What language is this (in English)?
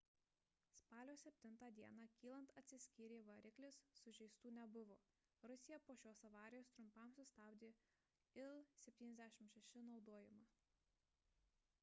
Lithuanian